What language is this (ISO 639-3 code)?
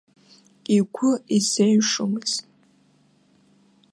abk